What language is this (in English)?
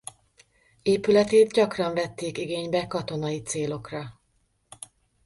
Hungarian